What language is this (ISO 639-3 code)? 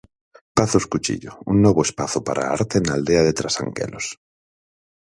glg